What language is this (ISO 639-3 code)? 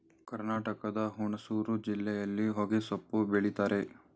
kan